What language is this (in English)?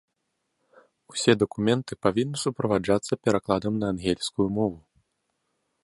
Belarusian